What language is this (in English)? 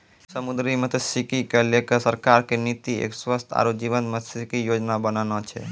Maithili